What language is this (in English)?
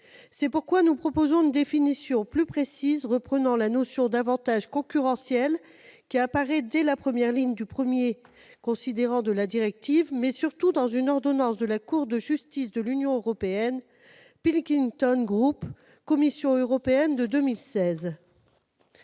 French